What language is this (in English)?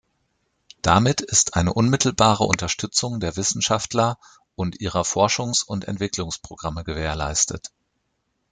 German